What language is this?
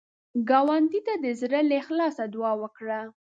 Pashto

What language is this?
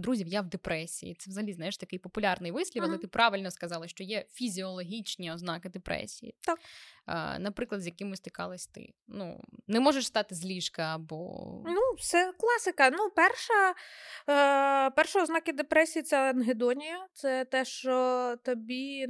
Ukrainian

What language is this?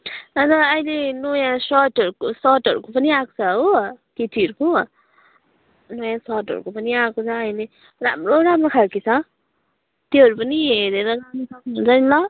Nepali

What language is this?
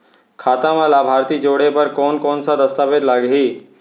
Chhattisgarhi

